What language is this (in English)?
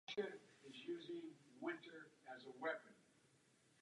Czech